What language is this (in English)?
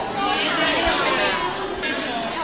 Thai